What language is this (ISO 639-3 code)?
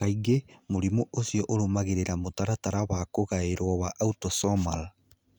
kik